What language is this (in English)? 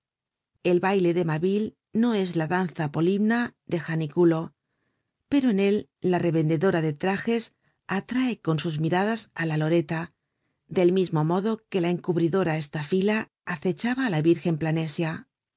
Spanish